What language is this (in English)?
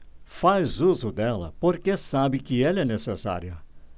Portuguese